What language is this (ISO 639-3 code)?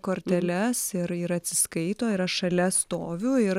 lit